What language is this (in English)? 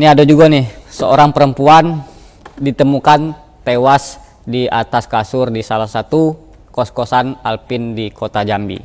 Indonesian